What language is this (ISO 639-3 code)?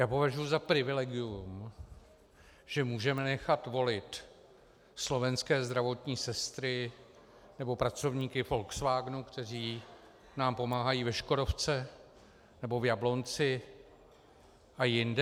ces